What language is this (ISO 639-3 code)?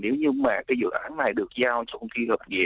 vie